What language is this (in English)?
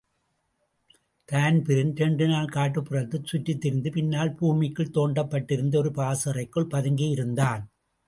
Tamil